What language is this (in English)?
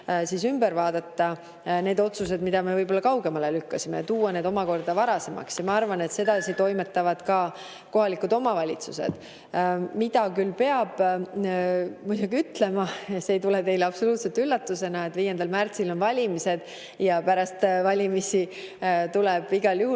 Estonian